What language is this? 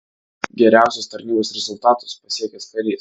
Lithuanian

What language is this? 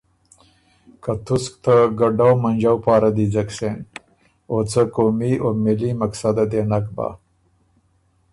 Ormuri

